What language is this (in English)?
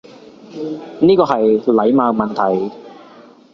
Cantonese